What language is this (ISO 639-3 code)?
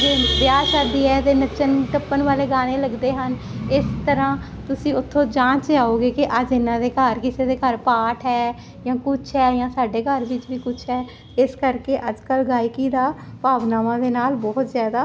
pan